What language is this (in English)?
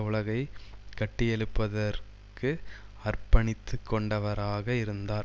Tamil